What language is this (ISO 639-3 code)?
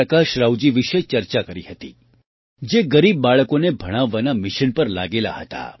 guj